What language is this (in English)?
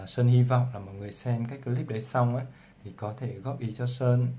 Vietnamese